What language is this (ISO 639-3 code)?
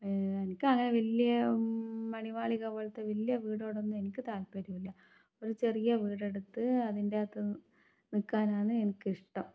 mal